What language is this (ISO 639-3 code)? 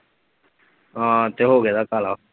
pan